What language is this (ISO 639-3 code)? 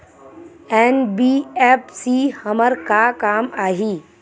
hne